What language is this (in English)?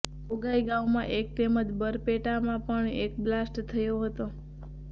Gujarati